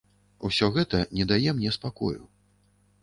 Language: Belarusian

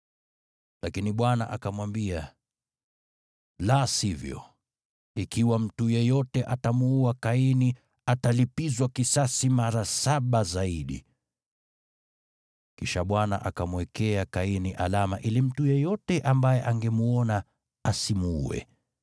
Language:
Swahili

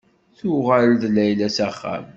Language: Kabyle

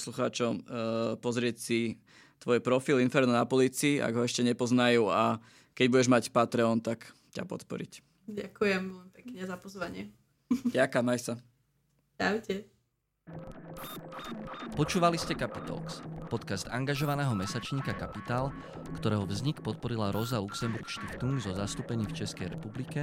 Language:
Slovak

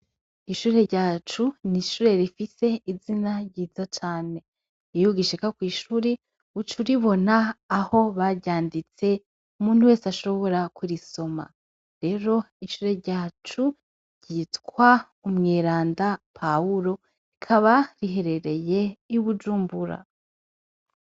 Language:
Rundi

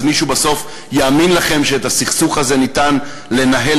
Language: Hebrew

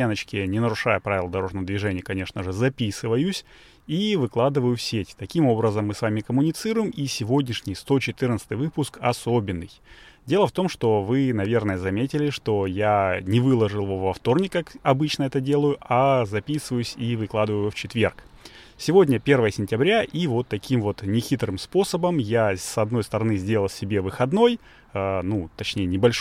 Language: Russian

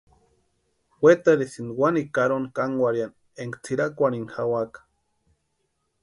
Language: Western Highland Purepecha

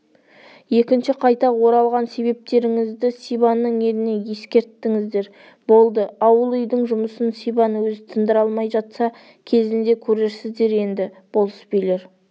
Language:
Kazakh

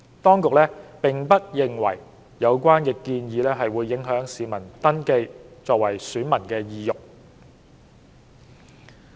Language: Cantonese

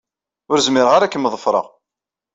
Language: Kabyle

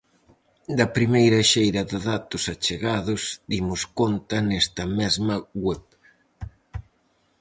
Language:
Galician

